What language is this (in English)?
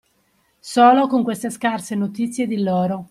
Italian